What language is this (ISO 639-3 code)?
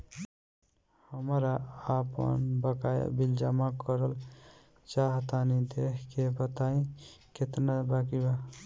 bho